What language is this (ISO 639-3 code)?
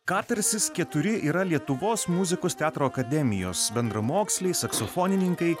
lit